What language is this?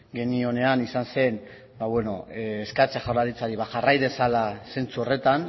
Basque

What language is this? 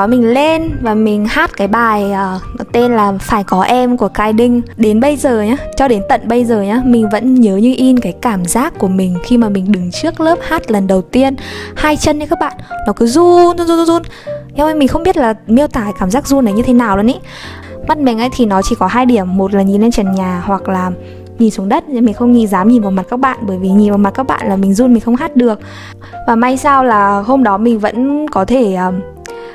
Vietnamese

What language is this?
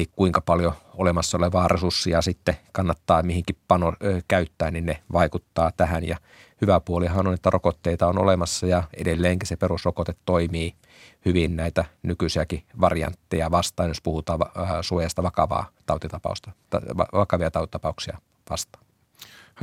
Finnish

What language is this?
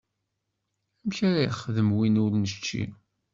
Kabyle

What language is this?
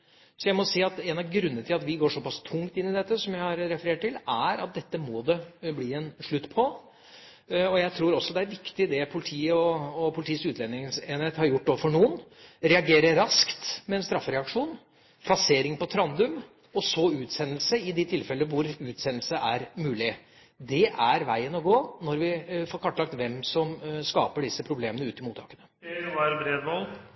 Norwegian Bokmål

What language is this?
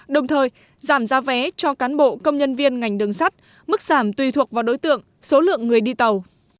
Vietnamese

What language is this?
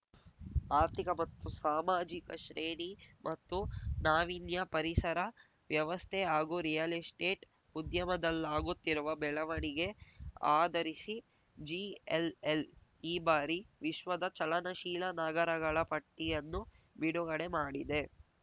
Kannada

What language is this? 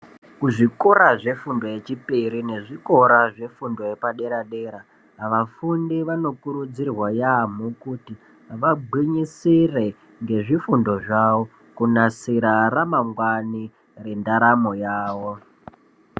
Ndau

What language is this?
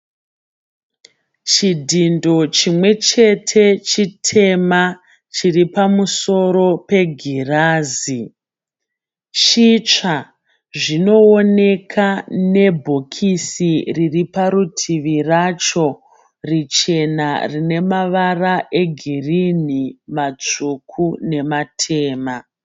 Shona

